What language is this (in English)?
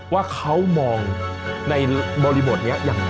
Thai